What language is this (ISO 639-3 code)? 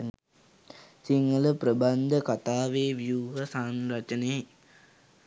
sin